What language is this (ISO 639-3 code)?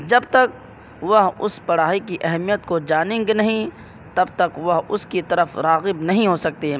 urd